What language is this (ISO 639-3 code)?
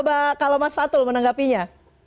ind